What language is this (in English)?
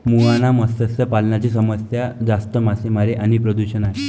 Marathi